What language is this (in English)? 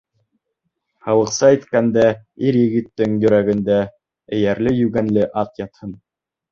Bashkir